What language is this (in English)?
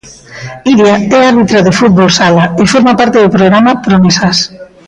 Galician